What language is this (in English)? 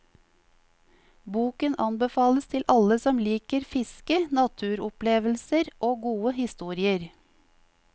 Norwegian